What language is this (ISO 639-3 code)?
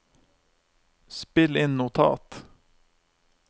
nor